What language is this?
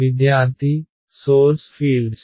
Telugu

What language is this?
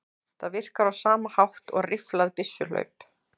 Icelandic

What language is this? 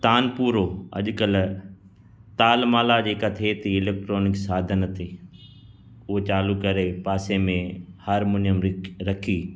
Sindhi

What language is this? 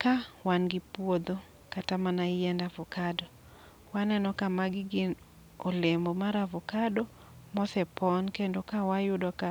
Luo (Kenya and Tanzania)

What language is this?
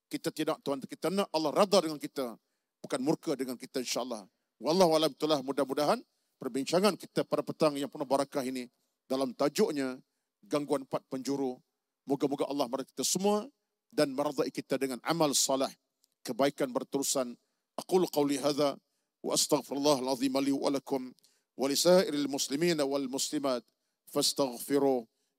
Malay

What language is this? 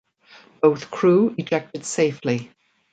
English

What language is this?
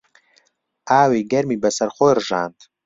Central Kurdish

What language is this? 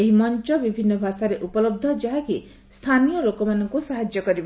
Odia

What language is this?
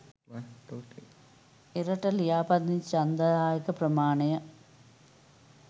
Sinhala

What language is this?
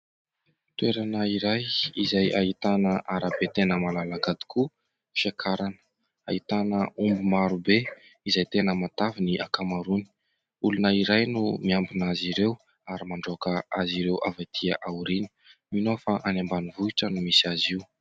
Malagasy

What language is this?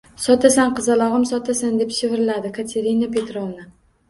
Uzbek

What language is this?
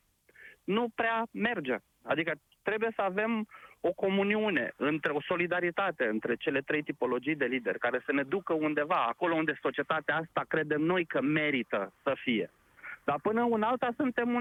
Romanian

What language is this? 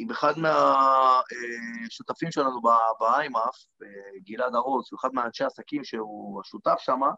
Hebrew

